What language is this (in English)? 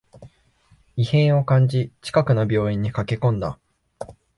Japanese